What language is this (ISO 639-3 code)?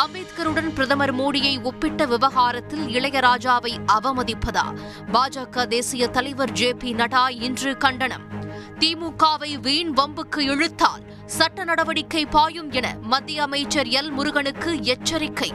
tam